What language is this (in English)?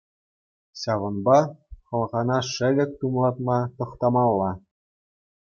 Chuvash